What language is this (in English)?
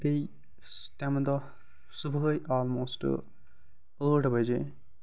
Kashmiri